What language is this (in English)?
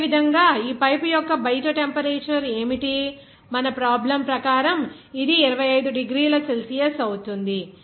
Telugu